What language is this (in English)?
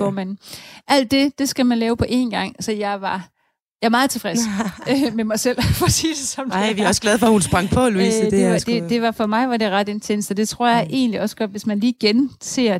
Danish